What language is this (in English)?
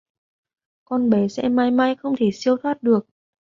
Vietnamese